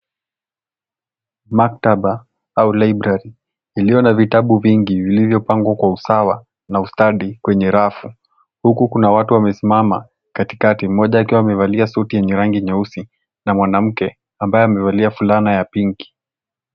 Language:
Swahili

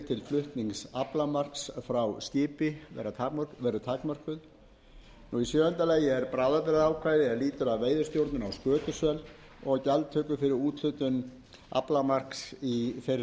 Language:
Icelandic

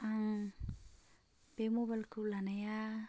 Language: Bodo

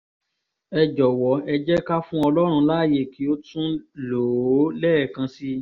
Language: Yoruba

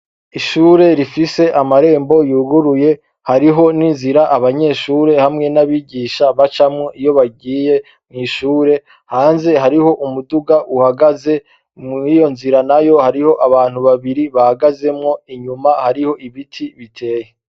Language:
Rundi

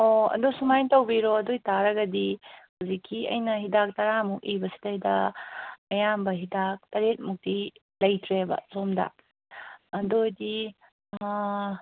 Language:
Manipuri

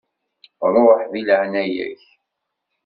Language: Kabyle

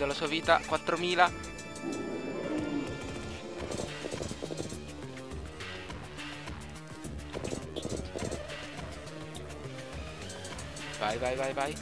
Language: Italian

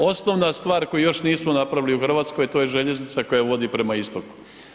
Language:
Croatian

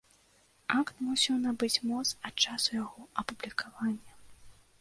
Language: Belarusian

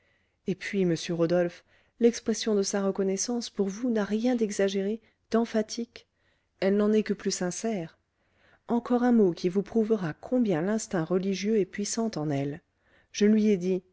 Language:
French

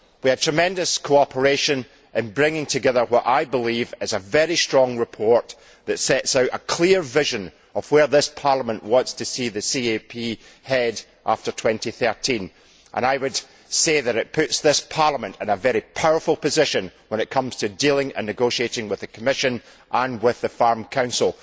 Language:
English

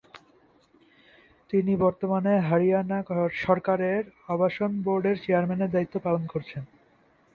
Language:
Bangla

